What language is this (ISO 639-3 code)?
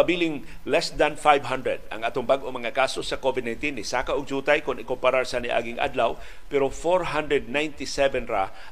fil